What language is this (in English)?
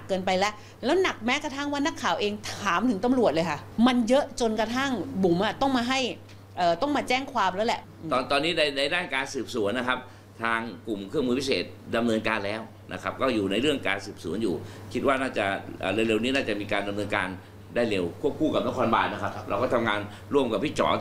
Thai